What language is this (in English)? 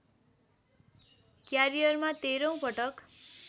Nepali